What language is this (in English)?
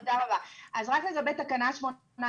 Hebrew